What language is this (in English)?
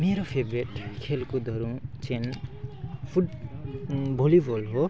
Nepali